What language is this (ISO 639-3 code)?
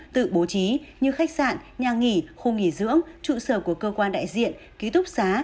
vie